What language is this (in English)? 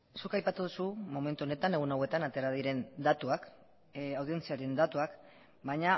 Basque